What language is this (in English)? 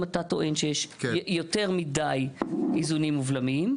Hebrew